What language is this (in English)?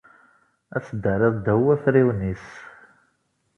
Kabyle